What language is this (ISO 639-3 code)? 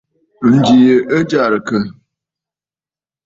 bfd